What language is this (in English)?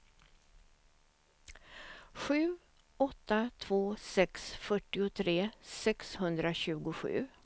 Swedish